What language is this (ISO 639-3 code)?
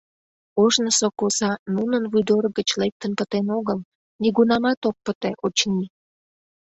chm